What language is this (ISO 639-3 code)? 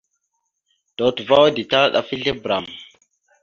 mxu